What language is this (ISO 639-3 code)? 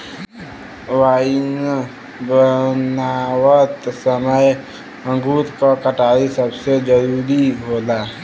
bho